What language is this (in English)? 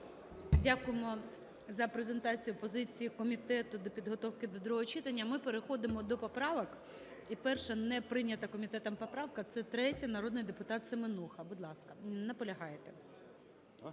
Ukrainian